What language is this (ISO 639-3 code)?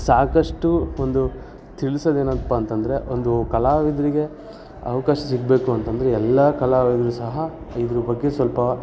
kan